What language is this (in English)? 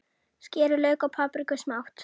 Icelandic